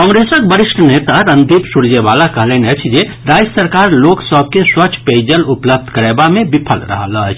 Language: Maithili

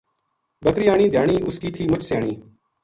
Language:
Gujari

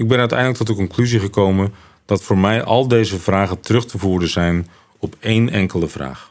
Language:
Dutch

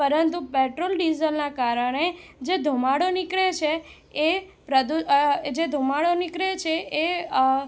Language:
Gujarati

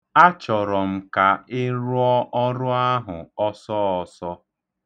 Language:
Igbo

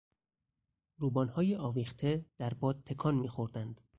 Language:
Persian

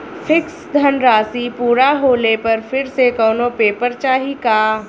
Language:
Bhojpuri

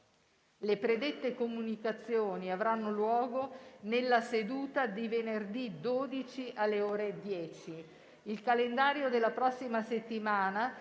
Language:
Italian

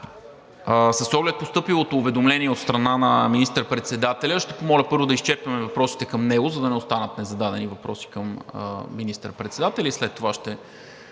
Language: Bulgarian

